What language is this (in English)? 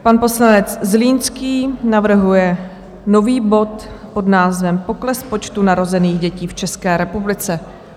Czech